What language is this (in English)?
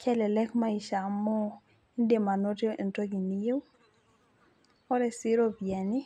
Masai